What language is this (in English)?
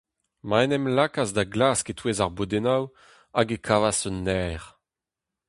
Breton